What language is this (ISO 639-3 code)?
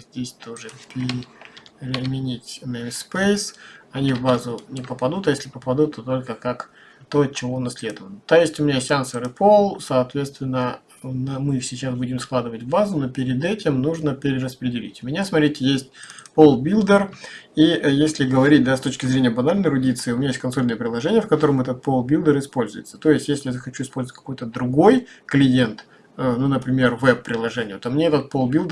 rus